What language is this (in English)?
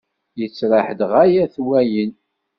Kabyle